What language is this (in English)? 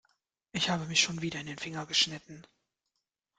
German